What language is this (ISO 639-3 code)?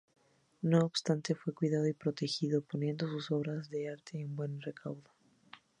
spa